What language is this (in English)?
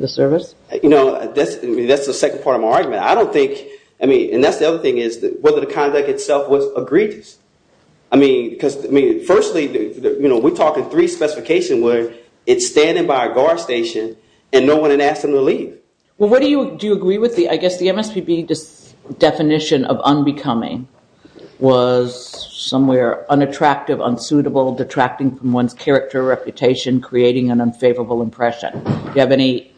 English